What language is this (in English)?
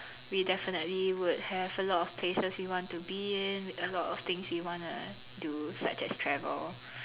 English